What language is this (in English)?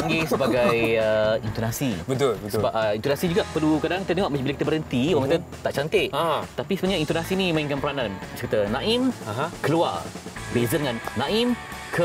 Malay